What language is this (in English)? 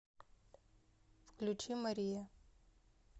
Russian